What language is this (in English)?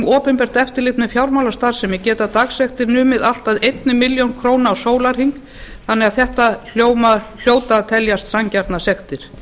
Icelandic